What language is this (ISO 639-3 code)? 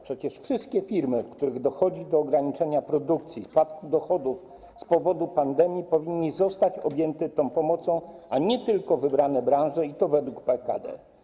pol